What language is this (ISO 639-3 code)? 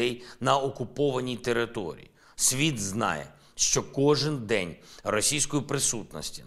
ukr